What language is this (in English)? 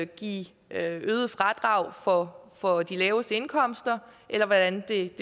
Danish